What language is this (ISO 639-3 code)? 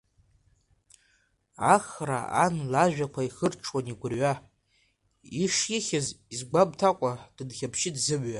abk